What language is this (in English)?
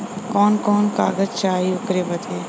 Bhojpuri